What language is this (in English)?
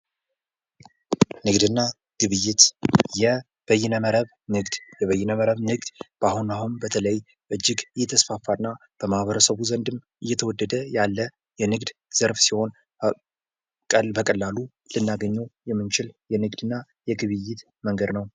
Amharic